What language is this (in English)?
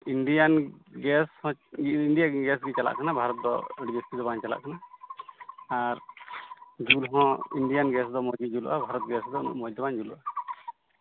Santali